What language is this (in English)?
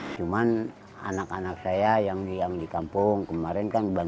Indonesian